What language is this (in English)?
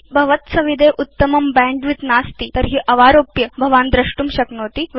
Sanskrit